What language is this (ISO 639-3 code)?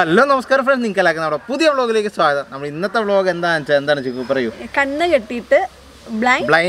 ind